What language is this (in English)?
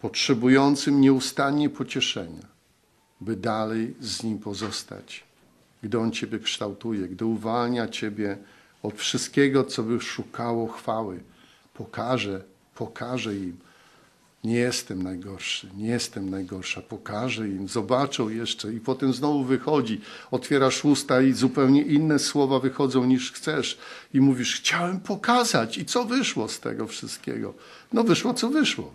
Polish